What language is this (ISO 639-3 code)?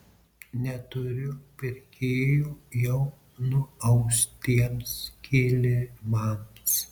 lit